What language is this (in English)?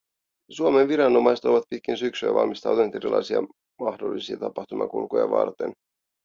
Finnish